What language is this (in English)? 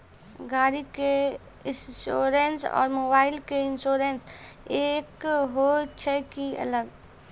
Maithili